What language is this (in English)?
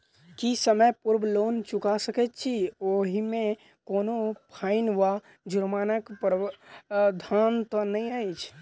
Maithili